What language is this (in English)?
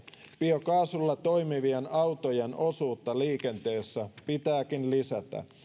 Finnish